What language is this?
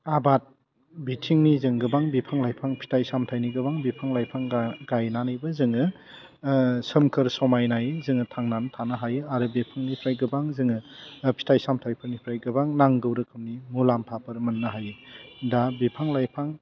Bodo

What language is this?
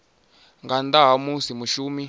Venda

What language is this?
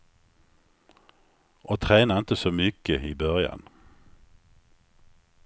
Swedish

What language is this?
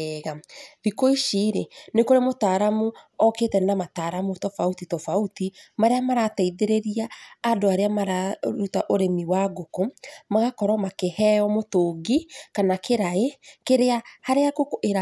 Kikuyu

